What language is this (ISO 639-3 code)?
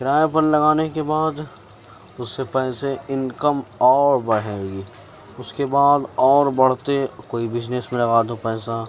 urd